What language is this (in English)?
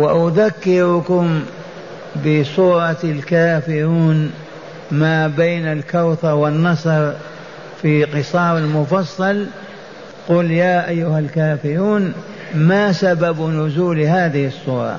Arabic